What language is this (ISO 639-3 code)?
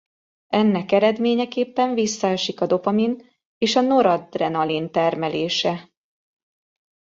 hun